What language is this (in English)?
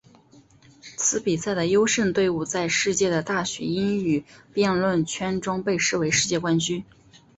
Chinese